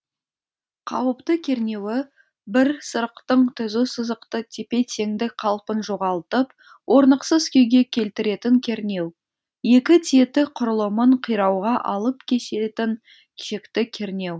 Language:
Kazakh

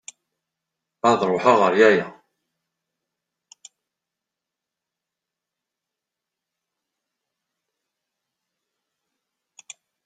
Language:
Kabyle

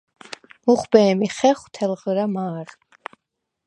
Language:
Svan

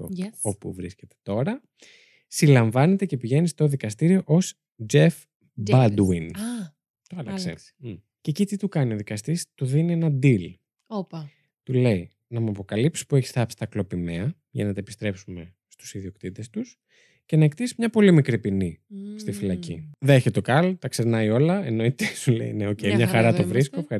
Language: Greek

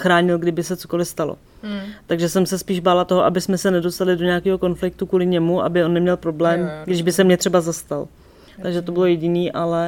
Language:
Czech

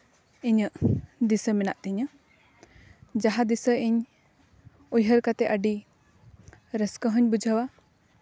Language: Santali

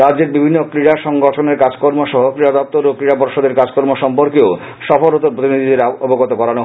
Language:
Bangla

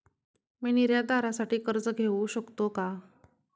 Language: Marathi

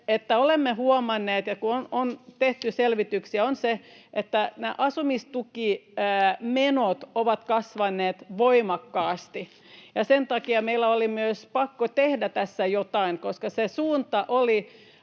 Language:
Finnish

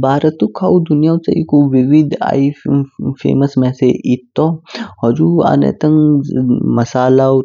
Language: Kinnauri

